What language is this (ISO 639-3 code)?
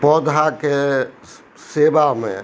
mai